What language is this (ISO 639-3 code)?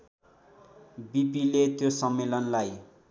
nep